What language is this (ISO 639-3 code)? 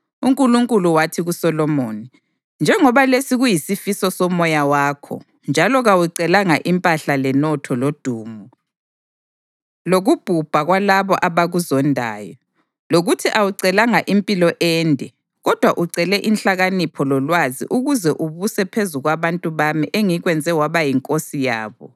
nde